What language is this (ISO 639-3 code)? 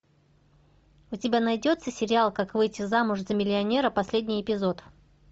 rus